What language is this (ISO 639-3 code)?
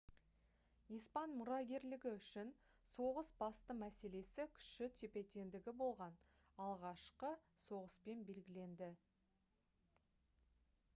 kaz